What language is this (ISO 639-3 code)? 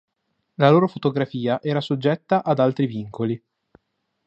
ita